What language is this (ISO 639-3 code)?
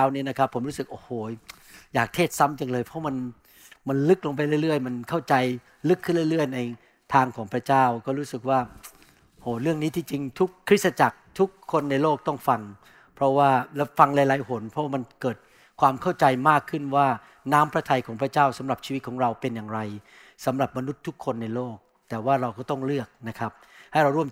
tha